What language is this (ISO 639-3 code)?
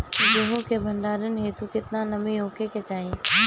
bho